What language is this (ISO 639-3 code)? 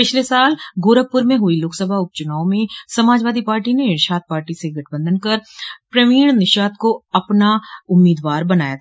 hin